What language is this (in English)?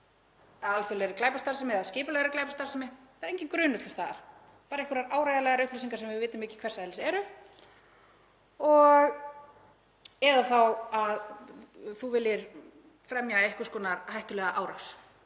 Icelandic